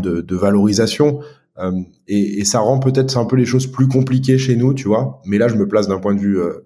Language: French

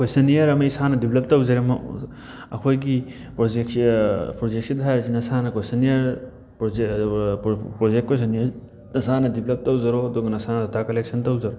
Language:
Manipuri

